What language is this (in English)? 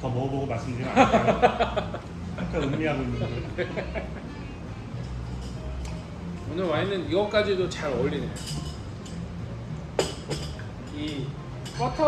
Korean